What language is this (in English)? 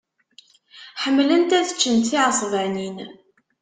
Kabyle